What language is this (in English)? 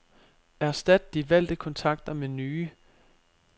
Danish